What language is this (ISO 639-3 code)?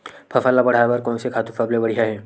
hne